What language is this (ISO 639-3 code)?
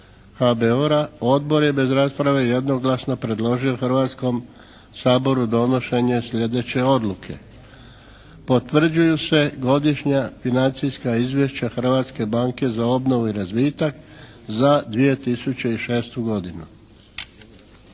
hrv